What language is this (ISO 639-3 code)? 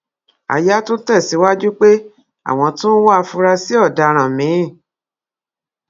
yor